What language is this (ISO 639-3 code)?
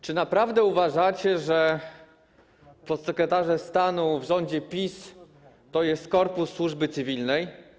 pol